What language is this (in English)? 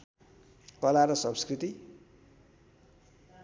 Nepali